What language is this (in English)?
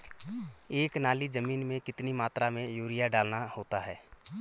Hindi